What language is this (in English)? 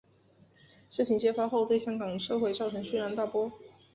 Chinese